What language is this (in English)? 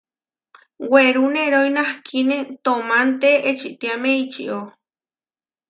Huarijio